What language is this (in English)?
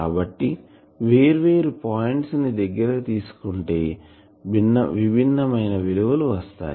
Telugu